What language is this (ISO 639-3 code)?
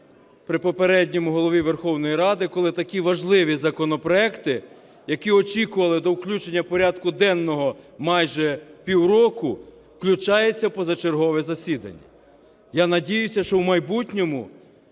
ukr